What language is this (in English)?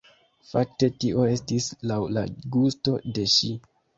Esperanto